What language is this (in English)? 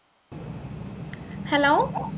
Malayalam